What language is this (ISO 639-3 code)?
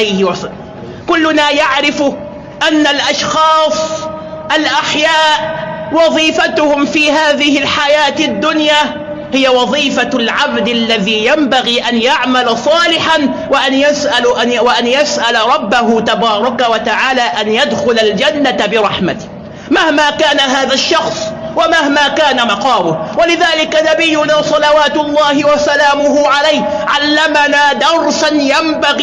ara